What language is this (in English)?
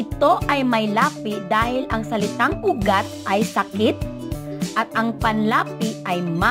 Filipino